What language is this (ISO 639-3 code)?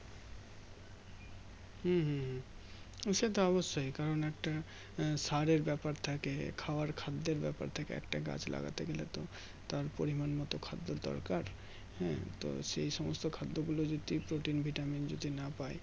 ben